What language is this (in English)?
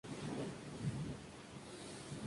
Spanish